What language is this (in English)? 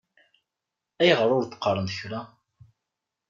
Kabyle